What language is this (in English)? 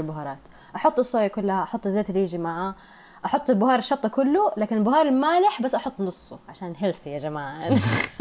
Arabic